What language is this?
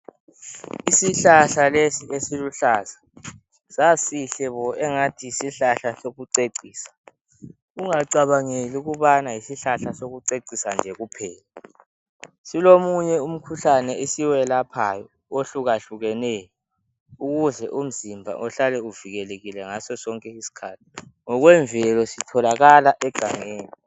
North Ndebele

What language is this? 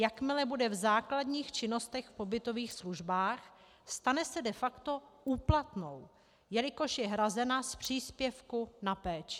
Czech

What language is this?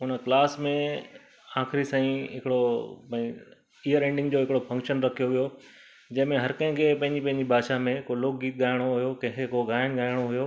Sindhi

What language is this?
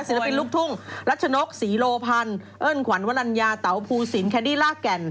Thai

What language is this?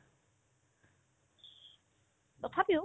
Assamese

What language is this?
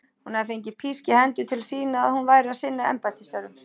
Icelandic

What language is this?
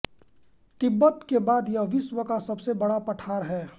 Hindi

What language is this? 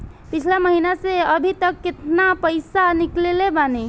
Bhojpuri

